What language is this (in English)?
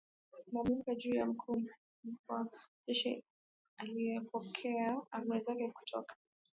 Swahili